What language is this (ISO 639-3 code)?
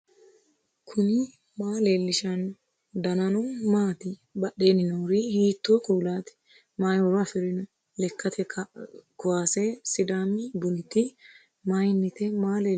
sid